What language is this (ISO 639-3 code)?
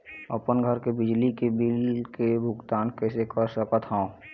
hne